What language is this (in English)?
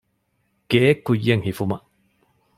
Divehi